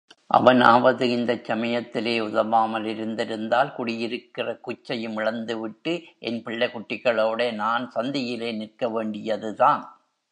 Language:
Tamil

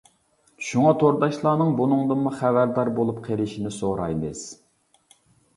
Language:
Uyghur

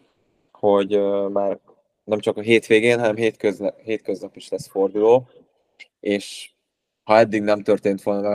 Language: Hungarian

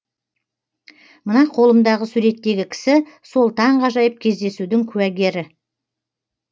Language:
Kazakh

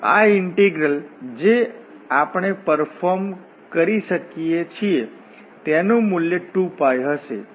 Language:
Gujarati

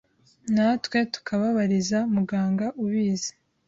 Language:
Kinyarwanda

